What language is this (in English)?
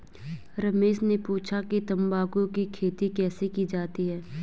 Hindi